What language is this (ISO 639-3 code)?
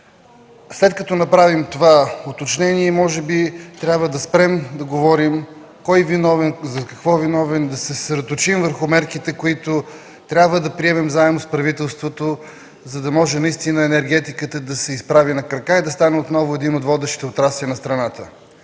bul